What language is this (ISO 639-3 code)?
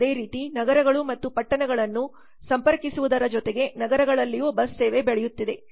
kan